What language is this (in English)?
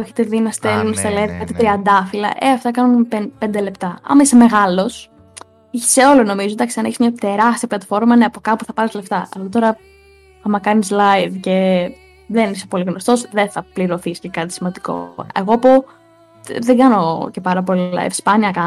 Greek